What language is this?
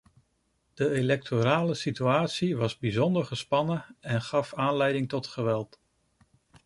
Dutch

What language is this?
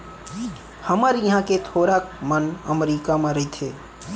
Chhattisgarhi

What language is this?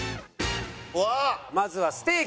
Japanese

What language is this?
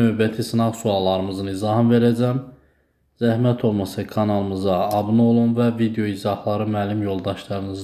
Turkish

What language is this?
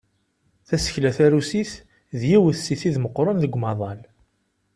Kabyle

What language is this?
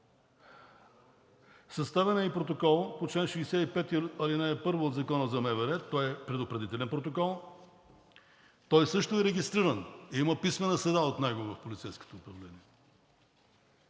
Bulgarian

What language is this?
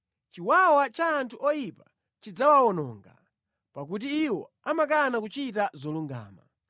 Nyanja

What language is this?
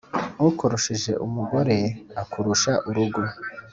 Kinyarwanda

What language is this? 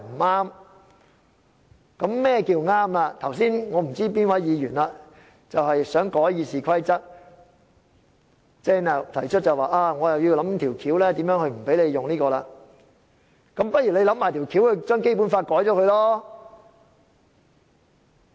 Cantonese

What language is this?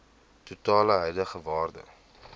Afrikaans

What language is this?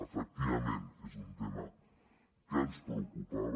Catalan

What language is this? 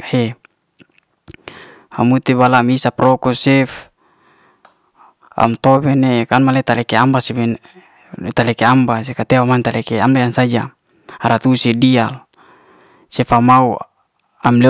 Liana-Seti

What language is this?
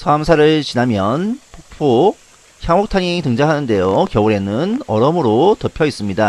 Korean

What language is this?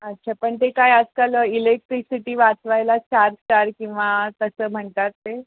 Marathi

